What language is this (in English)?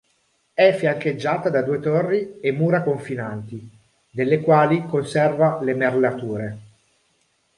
Italian